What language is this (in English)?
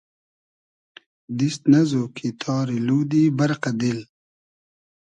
Hazaragi